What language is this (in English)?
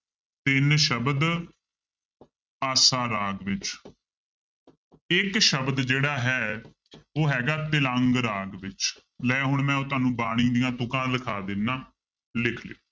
Punjabi